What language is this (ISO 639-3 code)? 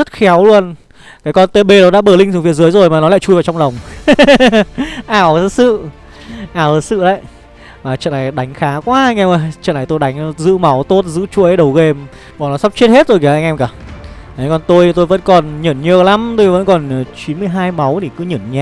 vie